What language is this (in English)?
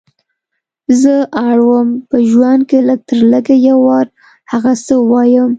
Pashto